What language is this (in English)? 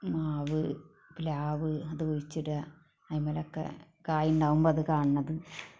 Malayalam